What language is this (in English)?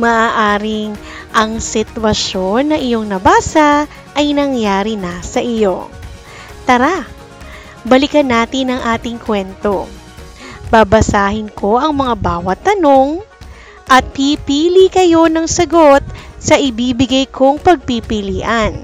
Filipino